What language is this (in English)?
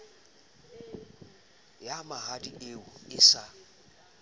Southern Sotho